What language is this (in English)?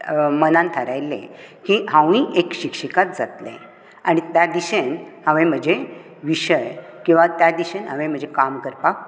Konkani